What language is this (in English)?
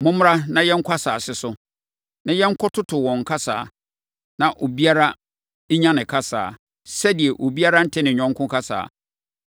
Akan